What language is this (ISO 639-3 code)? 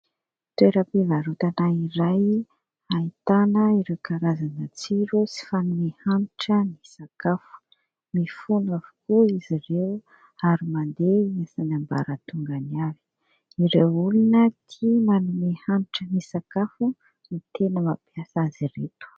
mlg